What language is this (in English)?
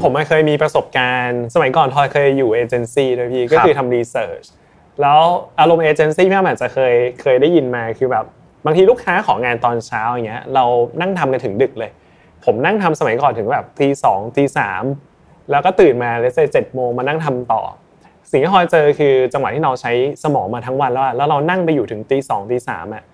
Thai